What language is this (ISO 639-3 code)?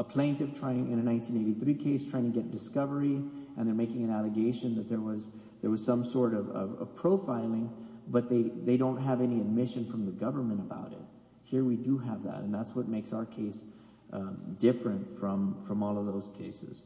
eng